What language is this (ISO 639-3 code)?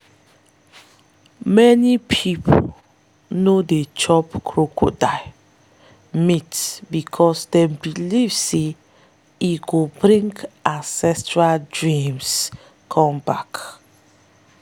pcm